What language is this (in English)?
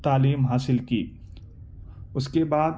Urdu